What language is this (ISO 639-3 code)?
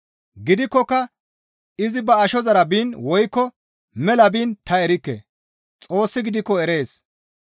gmv